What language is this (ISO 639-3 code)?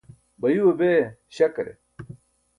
bsk